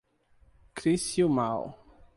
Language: Portuguese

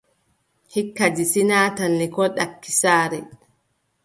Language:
Adamawa Fulfulde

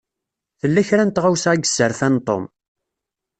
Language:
Kabyle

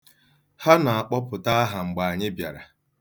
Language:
Igbo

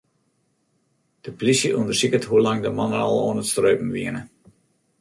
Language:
Western Frisian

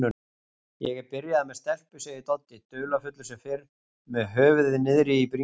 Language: Icelandic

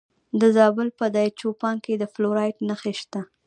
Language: Pashto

